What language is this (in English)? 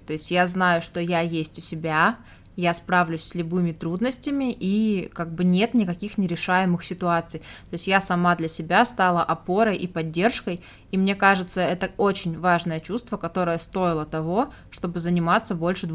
Russian